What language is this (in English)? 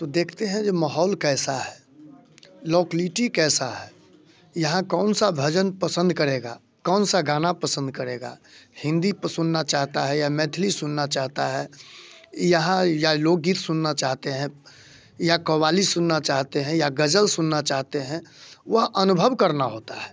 Hindi